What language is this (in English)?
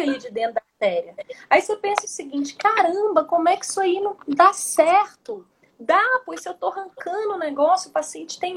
Portuguese